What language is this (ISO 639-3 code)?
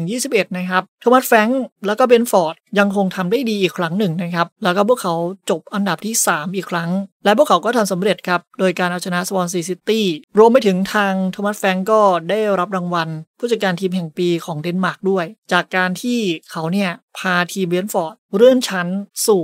tha